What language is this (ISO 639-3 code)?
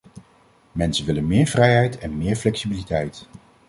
nld